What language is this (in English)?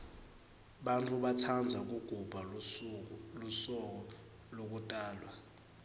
Swati